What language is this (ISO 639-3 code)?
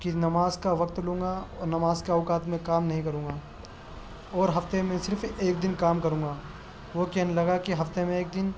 urd